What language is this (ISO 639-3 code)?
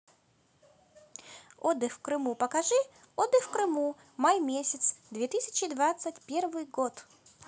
rus